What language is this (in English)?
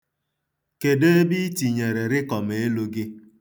Igbo